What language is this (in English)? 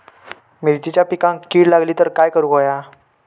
Marathi